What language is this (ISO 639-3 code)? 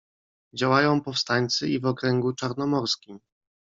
pol